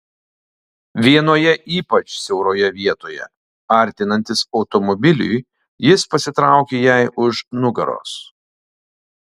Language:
Lithuanian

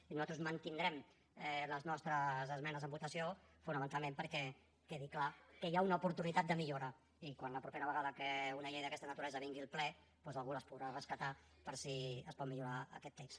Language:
Catalan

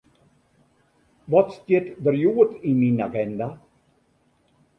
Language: Western Frisian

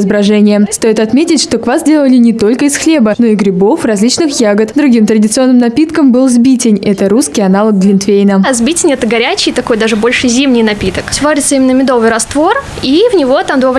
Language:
Russian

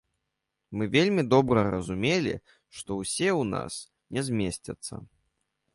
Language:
Belarusian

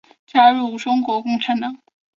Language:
Chinese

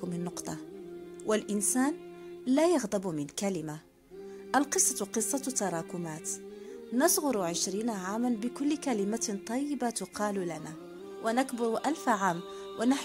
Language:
Arabic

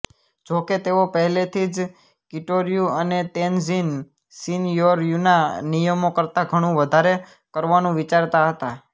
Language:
Gujarati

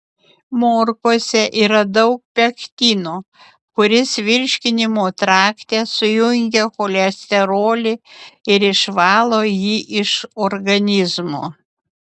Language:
Lithuanian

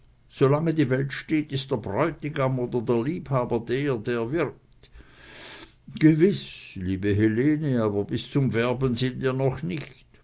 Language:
German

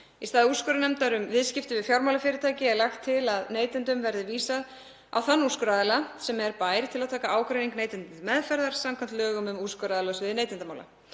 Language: Icelandic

